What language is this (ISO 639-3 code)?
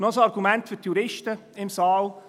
gsw